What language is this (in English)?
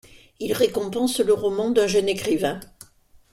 French